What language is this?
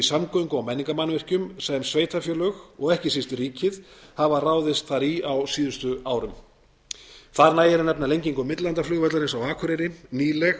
Icelandic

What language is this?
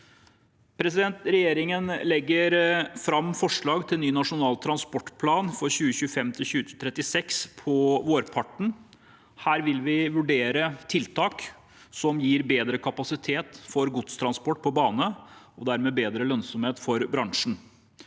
Norwegian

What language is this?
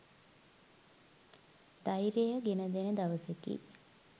Sinhala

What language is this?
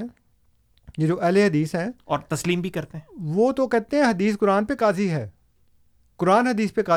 Urdu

